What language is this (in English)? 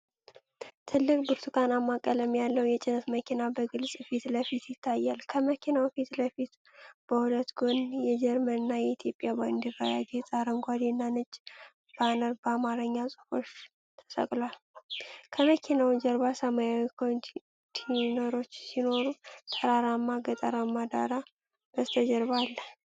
Amharic